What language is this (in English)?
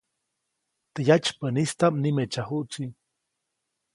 Copainalá Zoque